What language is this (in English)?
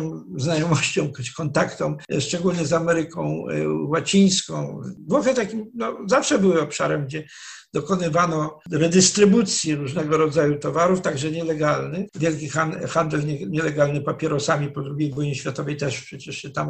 Polish